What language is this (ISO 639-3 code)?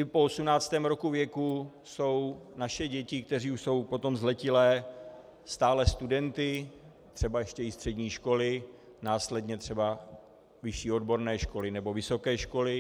ces